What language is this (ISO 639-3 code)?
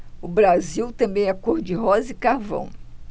por